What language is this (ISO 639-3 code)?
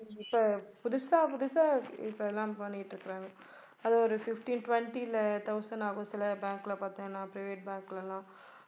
tam